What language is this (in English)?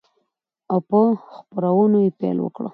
Pashto